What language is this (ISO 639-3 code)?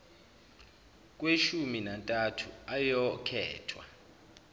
zul